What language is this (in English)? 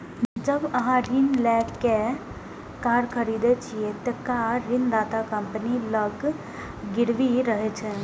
Maithili